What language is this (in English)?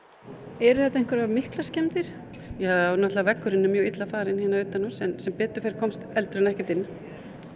Icelandic